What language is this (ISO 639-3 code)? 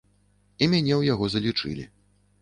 bel